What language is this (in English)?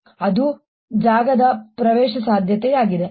Kannada